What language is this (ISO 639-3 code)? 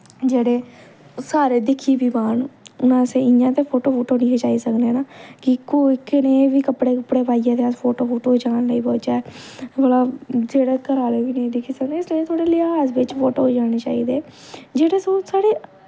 doi